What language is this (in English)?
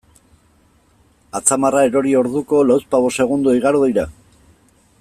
Basque